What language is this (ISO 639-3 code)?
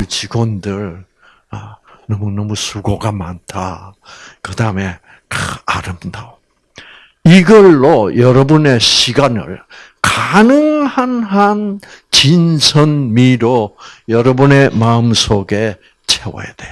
kor